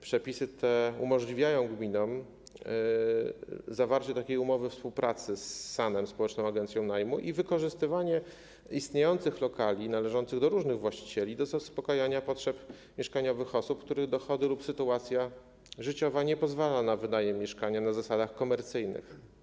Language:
Polish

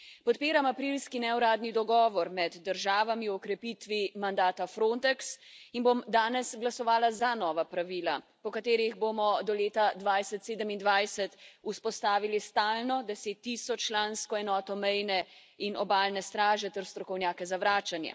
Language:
Slovenian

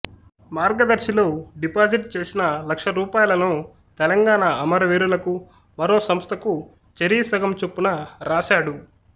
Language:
Telugu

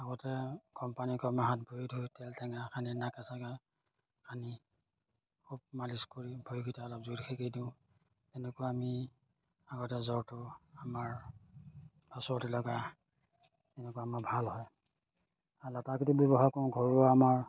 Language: Assamese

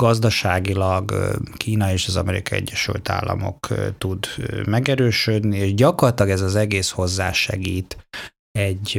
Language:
Hungarian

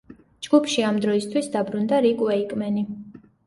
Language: Georgian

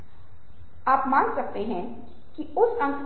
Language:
Hindi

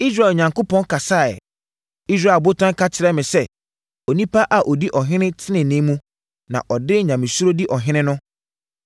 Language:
Akan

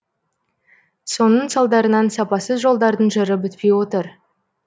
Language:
Kazakh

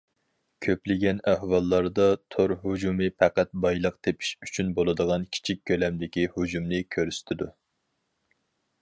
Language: Uyghur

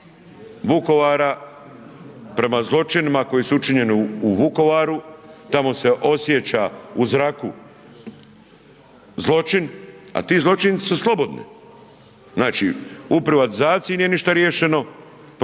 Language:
Croatian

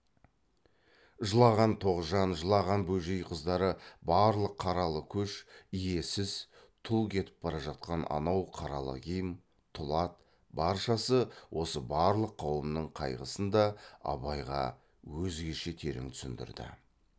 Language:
Kazakh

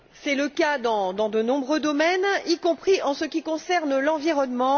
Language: French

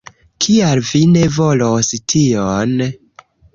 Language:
Esperanto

